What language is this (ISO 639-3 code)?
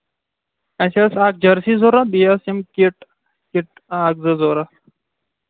kas